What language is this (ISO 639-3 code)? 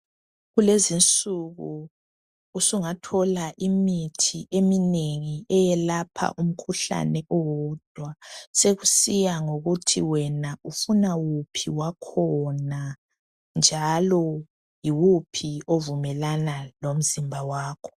nde